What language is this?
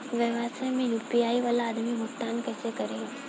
Bhojpuri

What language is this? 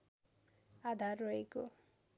Nepali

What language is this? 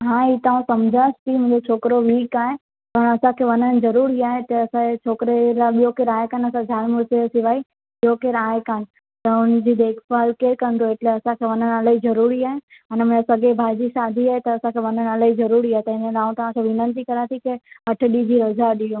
Sindhi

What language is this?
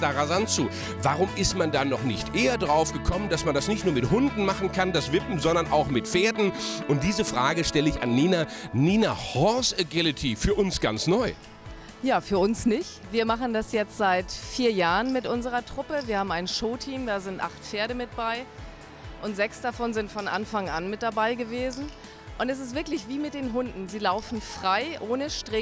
German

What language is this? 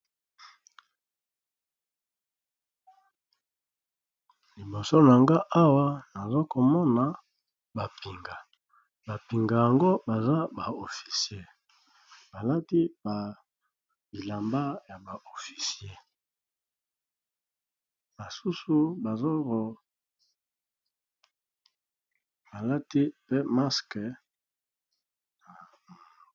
Lingala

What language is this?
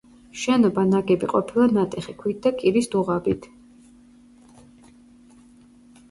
Georgian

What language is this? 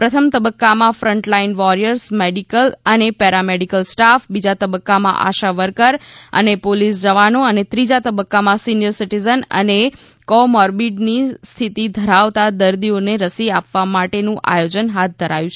Gujarati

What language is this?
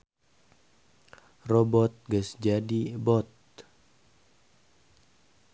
Sundanese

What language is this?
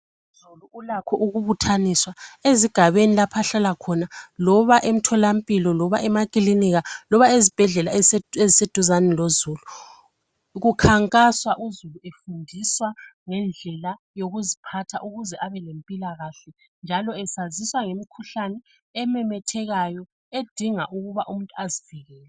North Ndebele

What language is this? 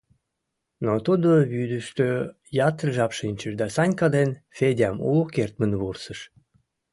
Mari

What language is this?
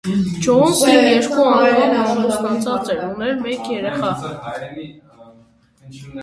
Armenian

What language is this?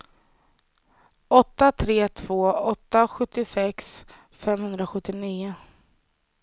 Swedish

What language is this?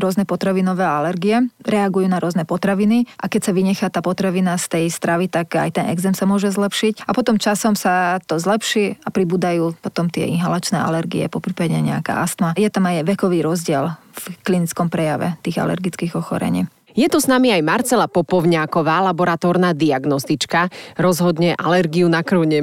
Slovak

